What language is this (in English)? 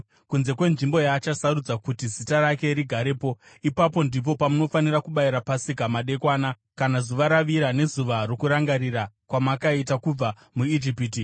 Shona